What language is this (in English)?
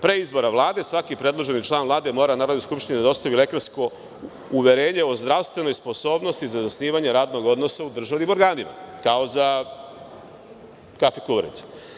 Serbian